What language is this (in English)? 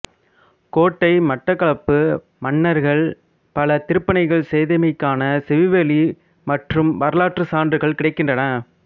Tamil